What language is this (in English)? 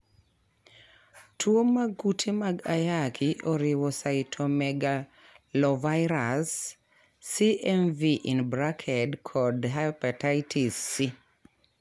Luo (Kenya and Tanzania)